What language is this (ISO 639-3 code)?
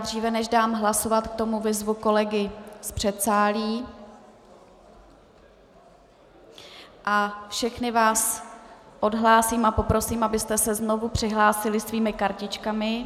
ces